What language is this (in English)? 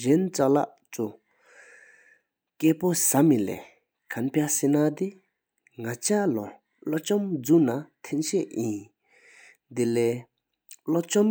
Sikkimese